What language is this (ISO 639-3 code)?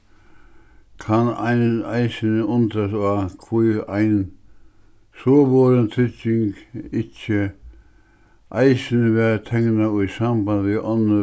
fao